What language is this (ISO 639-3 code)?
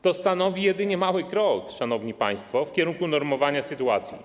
pol